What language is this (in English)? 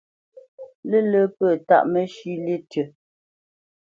Bamenyam